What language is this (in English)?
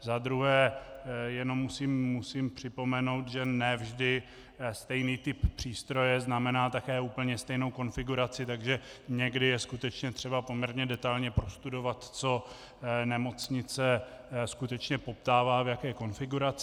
Czech